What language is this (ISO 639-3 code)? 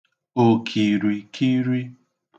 ibo